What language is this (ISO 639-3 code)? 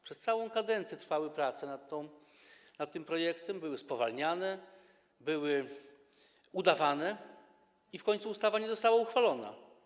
pol